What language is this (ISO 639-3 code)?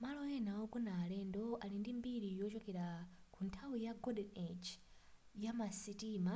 nya